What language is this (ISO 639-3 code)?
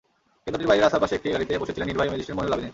ben